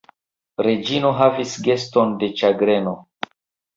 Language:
Esperanto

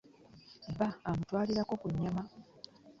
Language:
Ganda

